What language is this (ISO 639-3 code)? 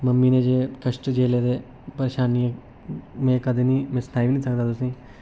doi